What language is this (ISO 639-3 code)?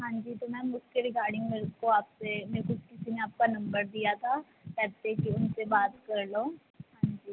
pan